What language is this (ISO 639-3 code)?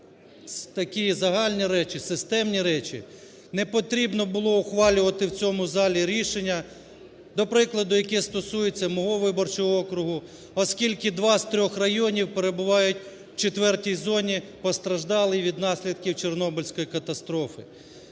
ukr